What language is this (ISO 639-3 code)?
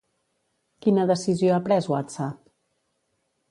cat